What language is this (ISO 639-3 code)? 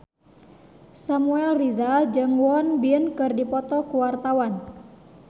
sun